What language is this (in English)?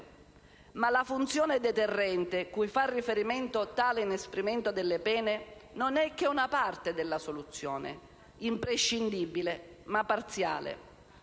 Italian